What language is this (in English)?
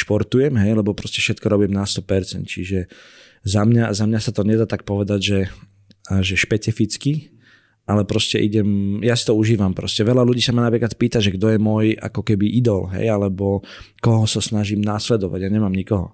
Slovak